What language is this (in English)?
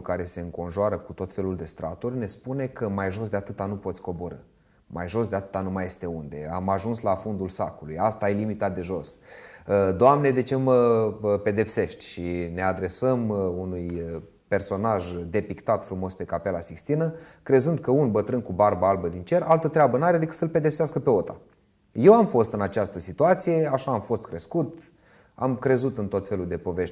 Romanian